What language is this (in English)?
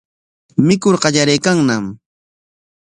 Corongo Ancash Quechua